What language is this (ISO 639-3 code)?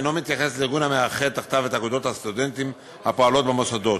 heb